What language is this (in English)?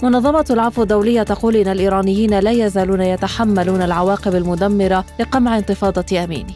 Arabic